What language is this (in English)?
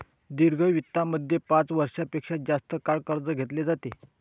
Marathi